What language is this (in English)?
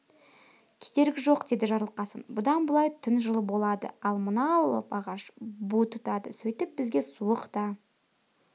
Kazakh